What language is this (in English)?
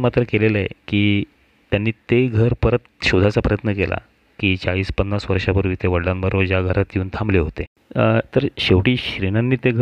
Marathi